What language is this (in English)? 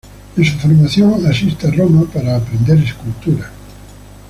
Spanish